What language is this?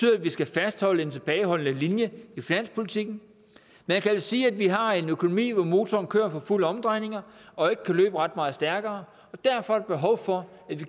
Danish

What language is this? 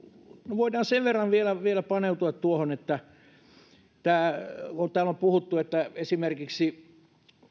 Finnish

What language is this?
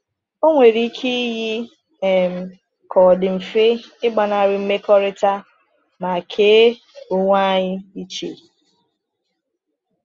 Igbo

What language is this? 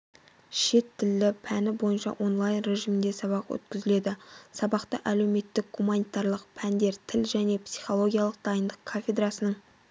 Kazakh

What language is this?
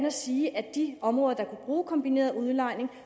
Danish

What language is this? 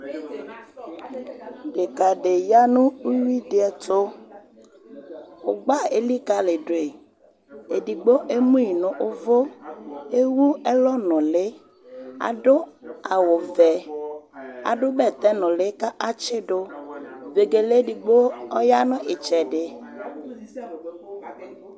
Ikposo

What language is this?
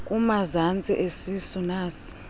Xhosa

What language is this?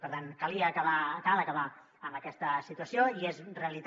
Catalan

